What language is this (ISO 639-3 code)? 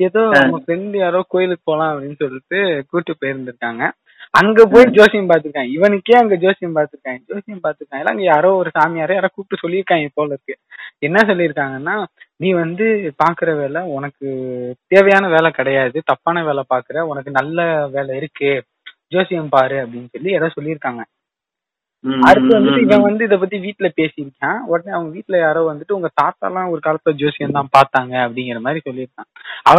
tam